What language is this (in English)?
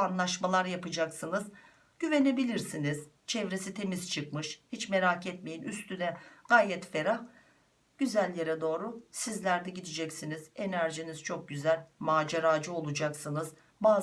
Turkish